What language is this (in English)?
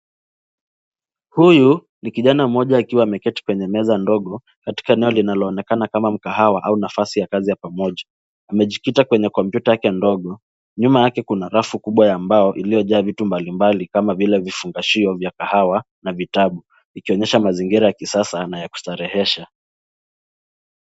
Swahili